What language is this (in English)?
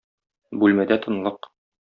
Tatar